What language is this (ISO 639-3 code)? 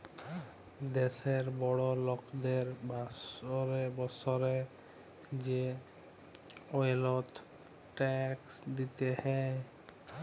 ben